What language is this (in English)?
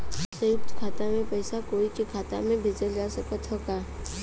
Bhojpuri